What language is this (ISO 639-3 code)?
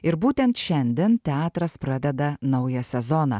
lit